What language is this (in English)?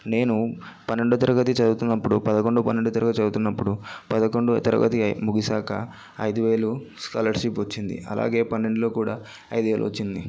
Telugu